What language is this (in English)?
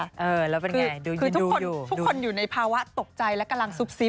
Thai